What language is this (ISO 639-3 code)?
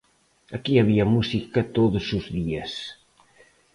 glg